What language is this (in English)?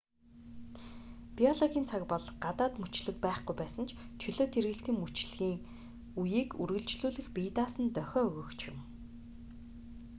Mongolian